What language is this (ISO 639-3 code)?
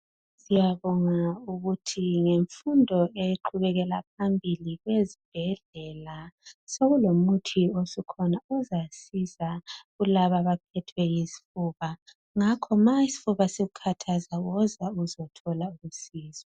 nde